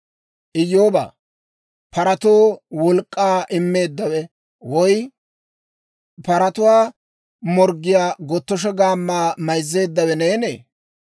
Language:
Dawro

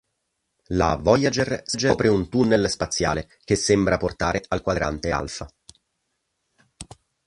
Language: Italian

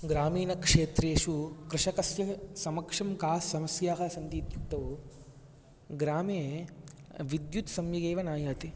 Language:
Sanskrit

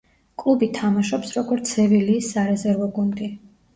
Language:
Georgian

